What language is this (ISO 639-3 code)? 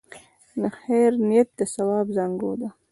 pus